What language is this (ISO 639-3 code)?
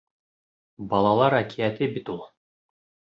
bak